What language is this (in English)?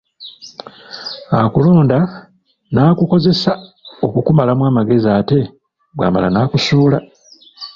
Ganda